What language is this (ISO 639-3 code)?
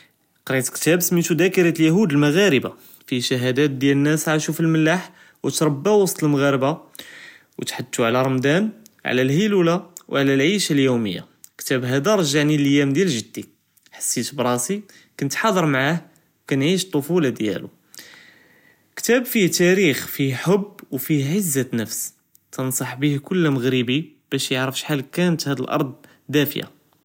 jrb